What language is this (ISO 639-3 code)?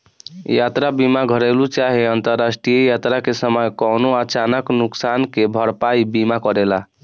bho